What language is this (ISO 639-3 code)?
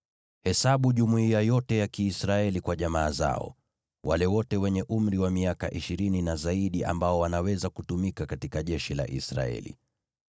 swa